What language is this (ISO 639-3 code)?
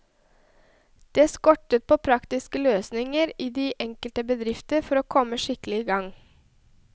nor